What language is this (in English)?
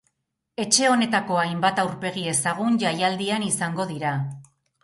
Basque